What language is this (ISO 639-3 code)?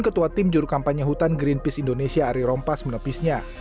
ind